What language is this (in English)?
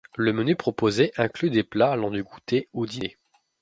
French